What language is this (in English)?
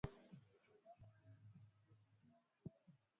Swahili